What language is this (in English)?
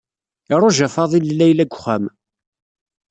Kabyle